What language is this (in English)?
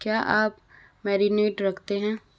Hindi